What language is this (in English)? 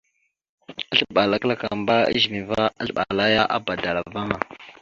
Mada (Cameroon)